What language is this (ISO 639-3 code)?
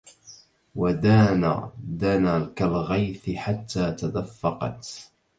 ara